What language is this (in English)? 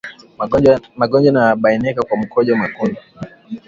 Swahili